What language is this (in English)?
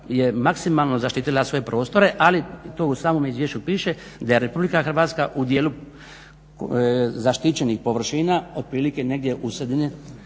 Croatian